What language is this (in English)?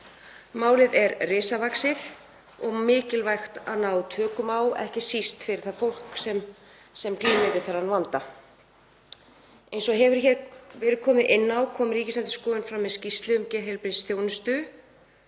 Icelandic